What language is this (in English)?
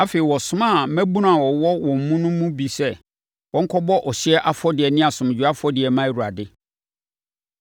Akan